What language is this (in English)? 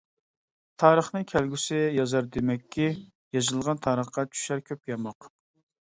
Uyghur